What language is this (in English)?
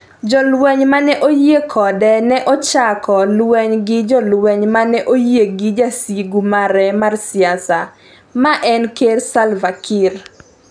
Luo (Kenya and Tanzania)